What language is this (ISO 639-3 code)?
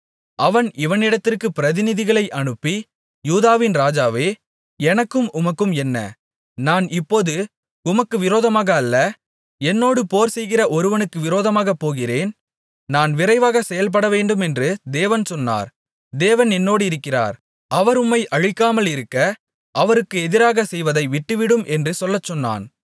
tam